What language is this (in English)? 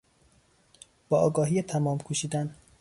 Persian